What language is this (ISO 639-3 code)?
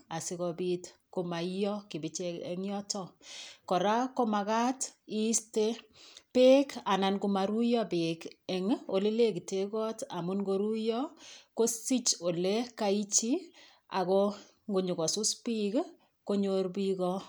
kln